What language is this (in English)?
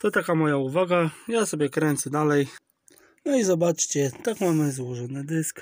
Polish